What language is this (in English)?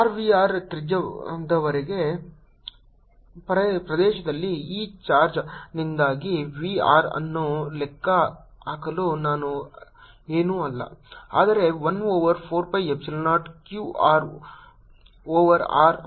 Kannada